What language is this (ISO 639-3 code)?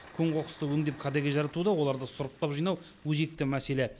kaz